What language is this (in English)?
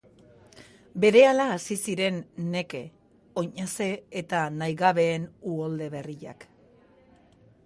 Basque